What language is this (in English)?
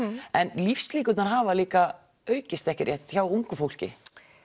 Icelandic